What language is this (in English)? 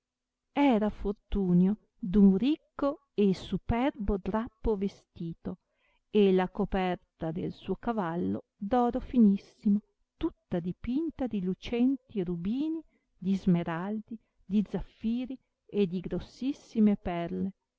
Italian